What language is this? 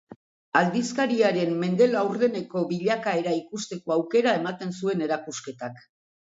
Basque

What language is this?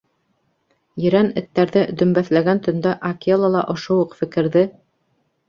Bashkir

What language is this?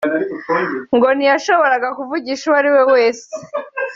Kinyarwanda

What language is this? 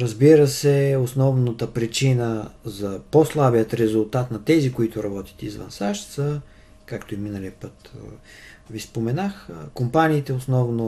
Bulgarian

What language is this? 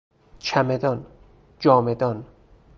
Persian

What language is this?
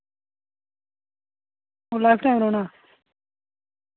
Dogri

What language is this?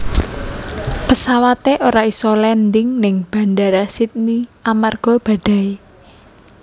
Javanese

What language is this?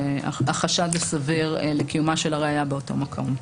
Hebrew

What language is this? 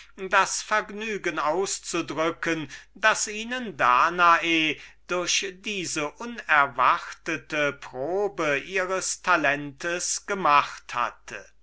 German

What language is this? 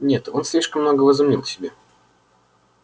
Russian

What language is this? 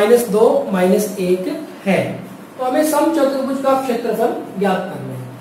Hindi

